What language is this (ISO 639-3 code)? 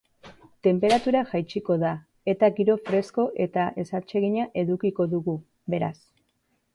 eus